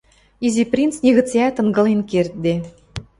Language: Western Mari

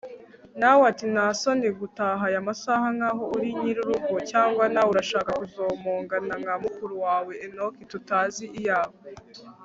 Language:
Kinyarwanda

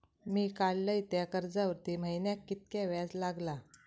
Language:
Marathi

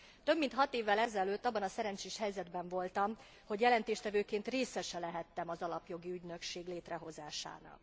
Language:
Hungarian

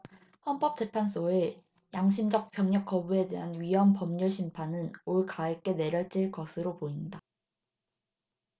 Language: Korean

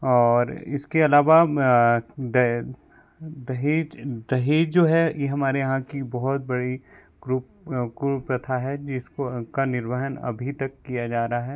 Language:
Hindi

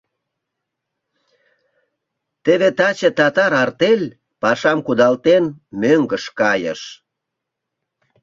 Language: Mari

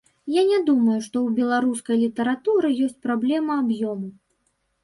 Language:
Belarusian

